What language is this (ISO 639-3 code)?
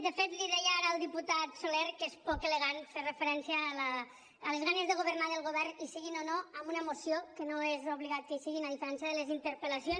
cat